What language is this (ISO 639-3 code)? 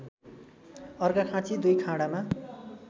nep